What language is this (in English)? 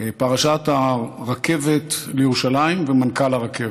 Hebrew